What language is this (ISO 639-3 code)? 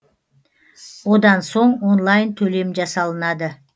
kaz